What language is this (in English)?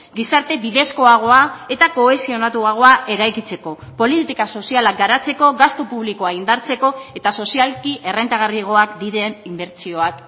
Basque